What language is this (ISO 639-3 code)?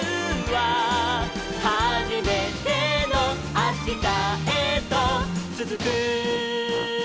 jpn